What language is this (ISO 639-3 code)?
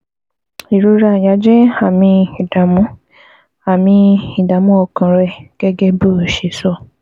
yor